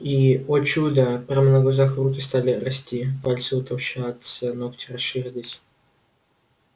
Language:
Russian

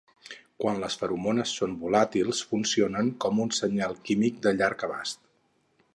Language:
Catalan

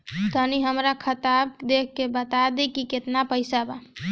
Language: Bhojpuri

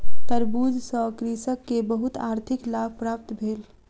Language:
Maithili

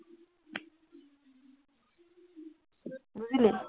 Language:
Assamese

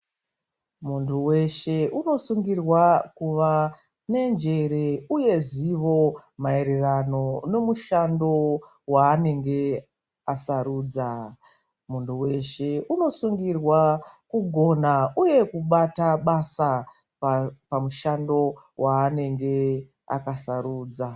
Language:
Ndau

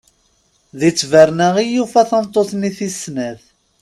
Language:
Kabyle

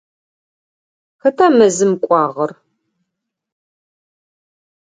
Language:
Adyghe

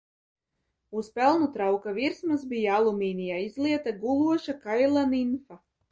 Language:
Latvian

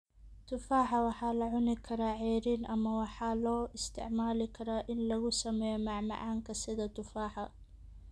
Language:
Somali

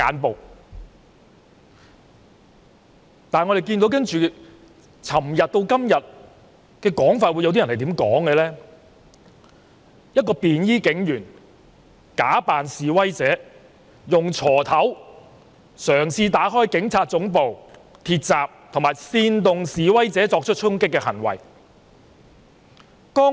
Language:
Cantonese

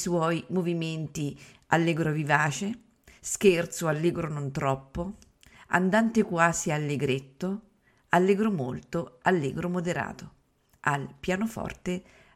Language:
Italian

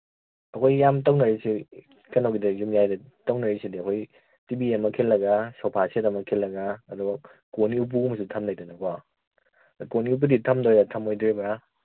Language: Manipuri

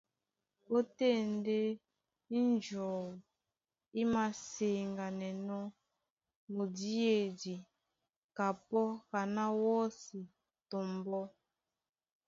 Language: Duala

